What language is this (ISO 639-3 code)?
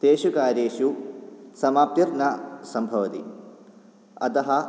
san